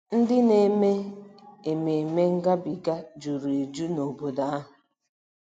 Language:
Igbo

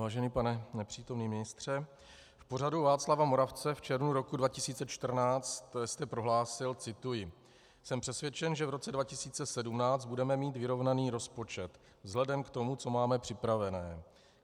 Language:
Czech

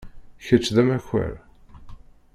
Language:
Kabyle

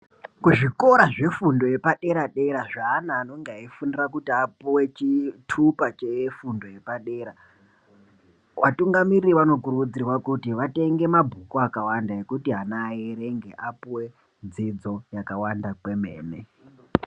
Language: Ndau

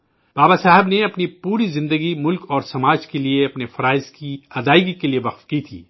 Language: Urdu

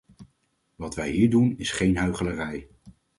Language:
Dutch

